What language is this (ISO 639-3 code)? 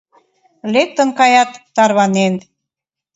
chm